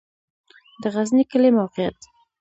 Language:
Pashto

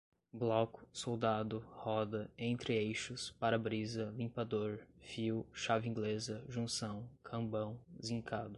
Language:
Portuguese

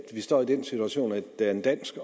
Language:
Danish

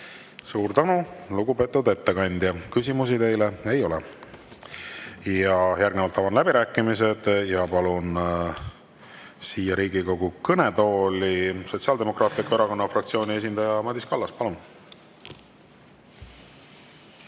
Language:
Estonian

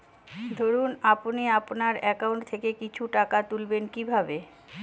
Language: Bangla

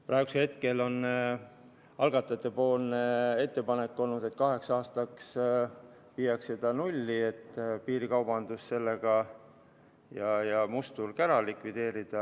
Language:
Estonian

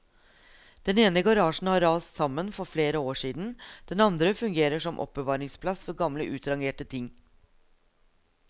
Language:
Norwegian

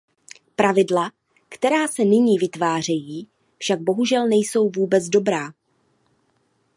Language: Czech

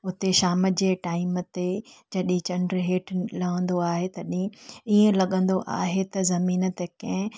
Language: Sindhi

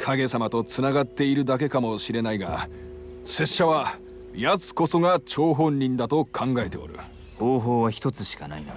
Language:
Japanese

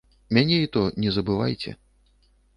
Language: Belarusian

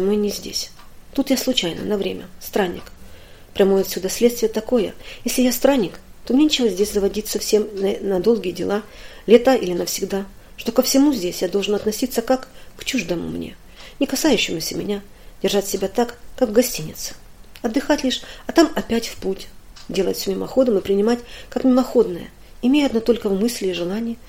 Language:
Russian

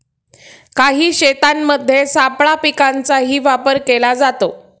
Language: Marathi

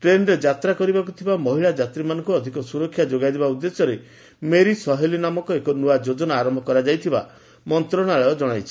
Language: Odia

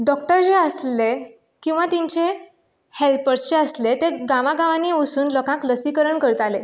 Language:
Konkani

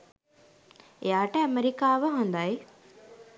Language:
Sinhala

